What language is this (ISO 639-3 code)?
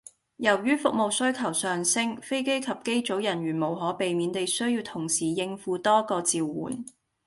yue